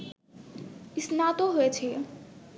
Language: Bangla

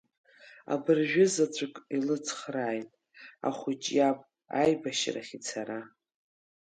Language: Abkhazian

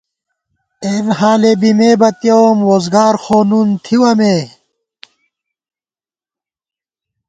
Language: Gawar-Bati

